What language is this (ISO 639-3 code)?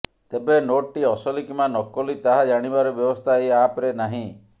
ori